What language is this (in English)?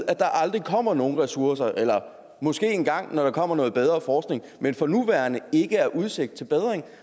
Danish